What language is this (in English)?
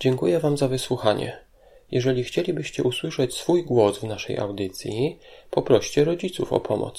Polish